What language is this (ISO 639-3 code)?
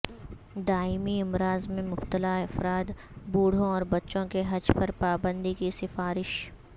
urd